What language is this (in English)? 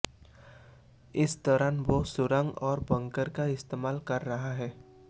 Hindi